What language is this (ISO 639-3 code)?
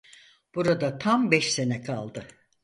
tur